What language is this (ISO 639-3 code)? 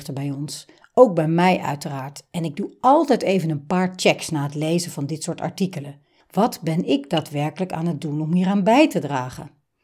nld